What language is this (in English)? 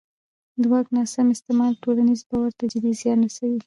Pashto